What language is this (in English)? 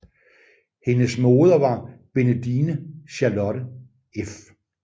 Danish